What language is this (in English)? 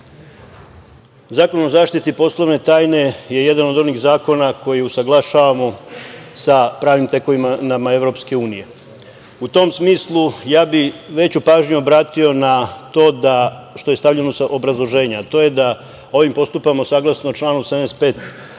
Serbian